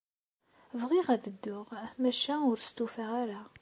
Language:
Kabyle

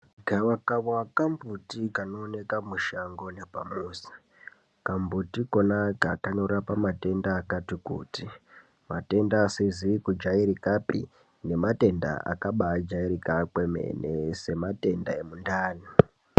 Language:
Ndau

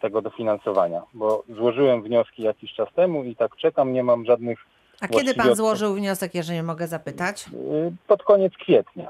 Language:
Polish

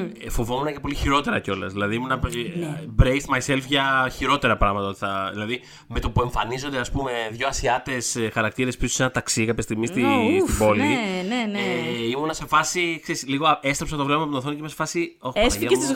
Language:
Greek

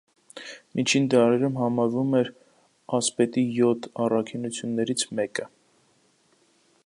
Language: Armenian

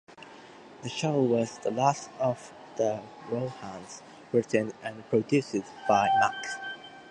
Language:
English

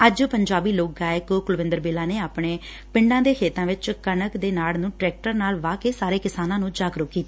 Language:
Punjabi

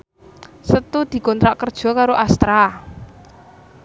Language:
Javanese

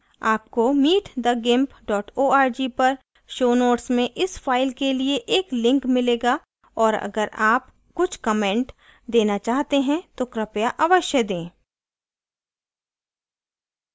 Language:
Hindi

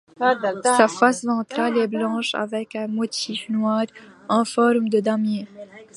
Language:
French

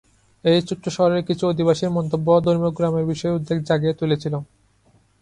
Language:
Bangla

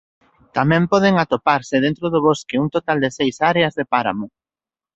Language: Galician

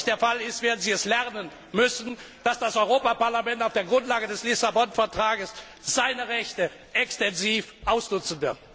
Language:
German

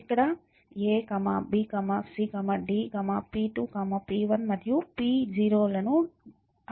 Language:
Telugu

